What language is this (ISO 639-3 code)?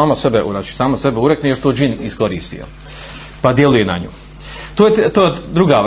hrv